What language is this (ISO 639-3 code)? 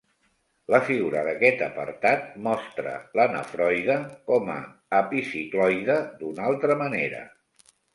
cat